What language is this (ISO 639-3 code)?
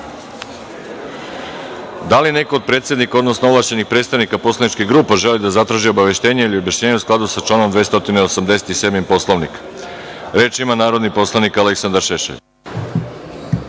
srp